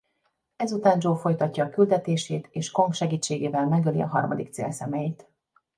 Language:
Hungarian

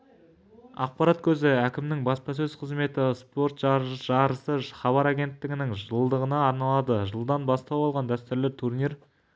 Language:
Kazakh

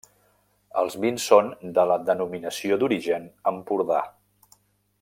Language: Catalan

